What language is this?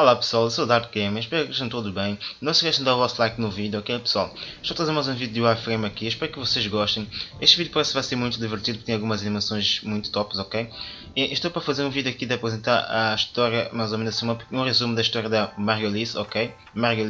Portuguese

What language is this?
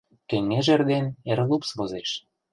Mari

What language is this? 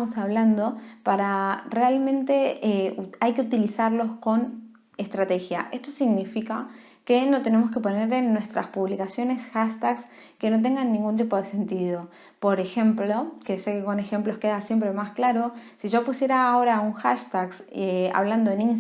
Spanish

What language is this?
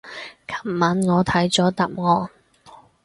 Cantonese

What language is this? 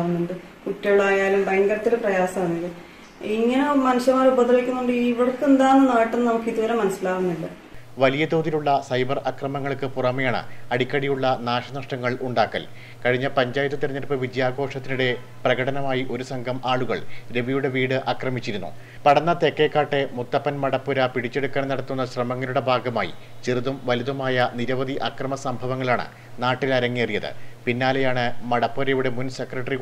Romanian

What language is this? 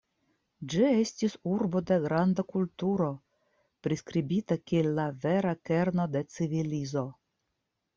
Esperanto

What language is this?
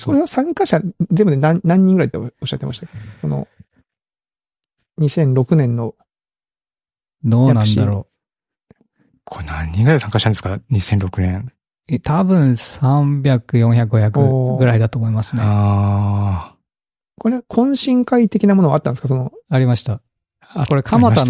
Japanese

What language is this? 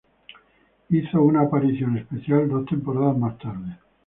Spanish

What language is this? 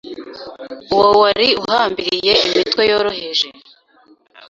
Kinyarwanda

